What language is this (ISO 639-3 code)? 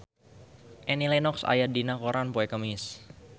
sun